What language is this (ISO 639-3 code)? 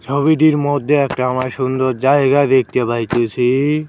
ben